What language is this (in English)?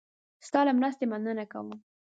Pashto